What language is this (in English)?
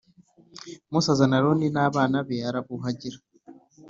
Kinyarwanda